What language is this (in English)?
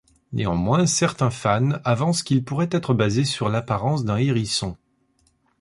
French